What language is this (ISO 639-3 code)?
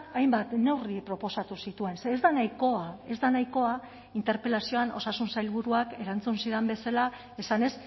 eus